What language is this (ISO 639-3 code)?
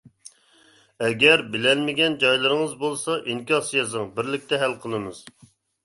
uig